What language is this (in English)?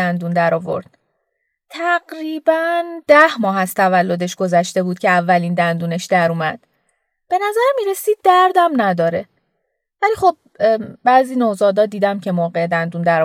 Persian